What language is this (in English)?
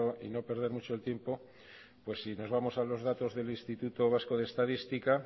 Spanish